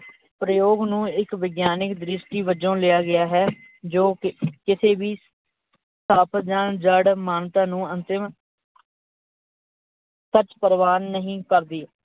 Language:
Punjabi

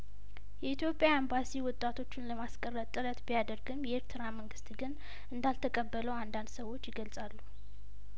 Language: Amharic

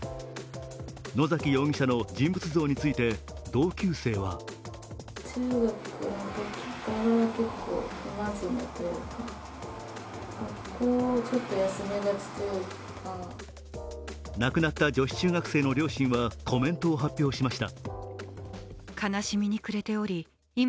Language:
Japanese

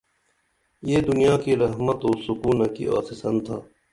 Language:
Dameli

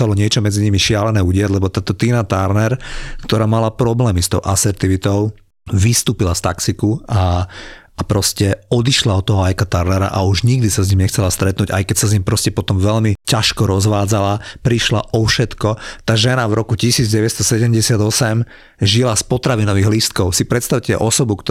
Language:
Slovak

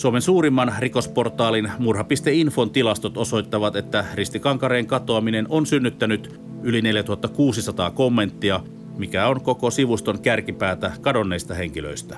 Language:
Finnish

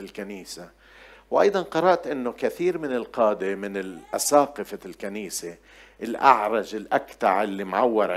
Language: Arabic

